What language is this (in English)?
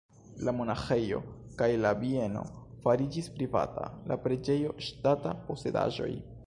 Esperanto